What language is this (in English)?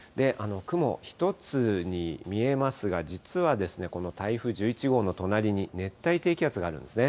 Japanese